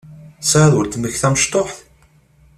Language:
Kabyle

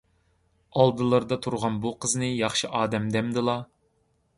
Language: Uyghur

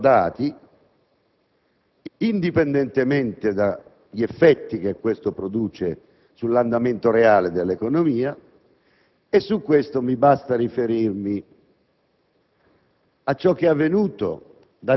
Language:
Italian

